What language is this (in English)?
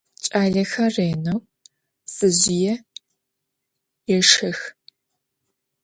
Adyghe